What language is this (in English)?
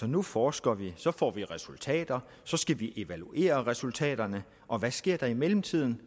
Danish